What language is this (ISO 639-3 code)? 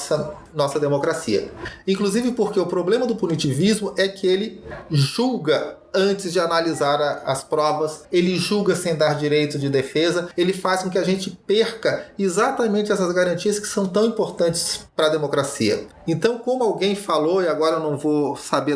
por